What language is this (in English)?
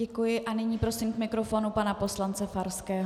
Czech